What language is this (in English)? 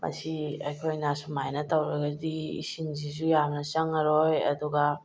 Manipuri